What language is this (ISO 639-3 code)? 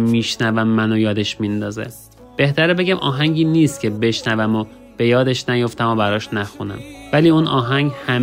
fas